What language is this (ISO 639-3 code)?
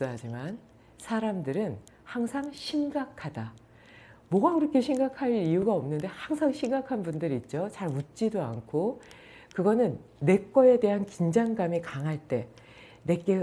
kor